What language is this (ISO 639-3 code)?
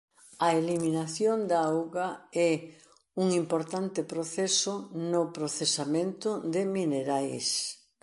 glg